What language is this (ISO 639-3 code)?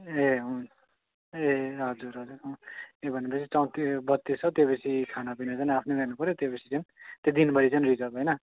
nep